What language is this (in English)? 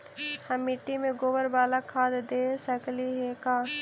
Magahi